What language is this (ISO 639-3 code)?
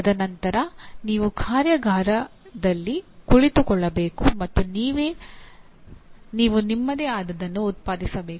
kan